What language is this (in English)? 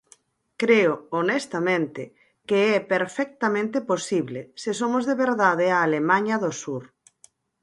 Galician